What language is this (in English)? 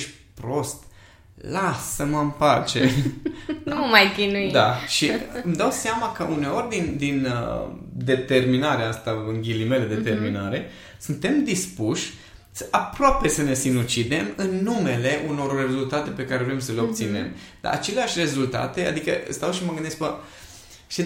Romanian